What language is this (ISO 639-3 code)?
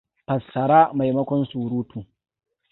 hau